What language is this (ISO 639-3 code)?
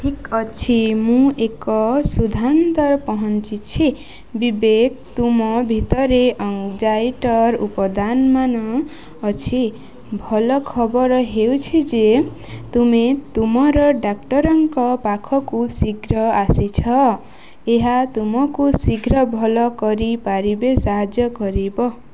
ori